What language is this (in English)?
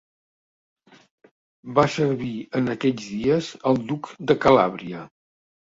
Catalan